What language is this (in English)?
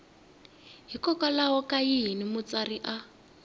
Tsonga